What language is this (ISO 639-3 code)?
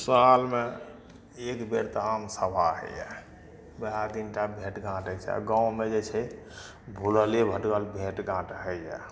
mai